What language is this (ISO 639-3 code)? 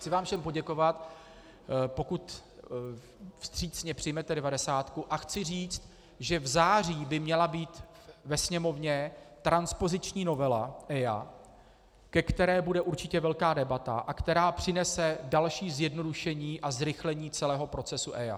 ces